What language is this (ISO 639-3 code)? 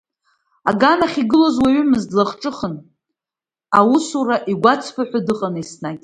abk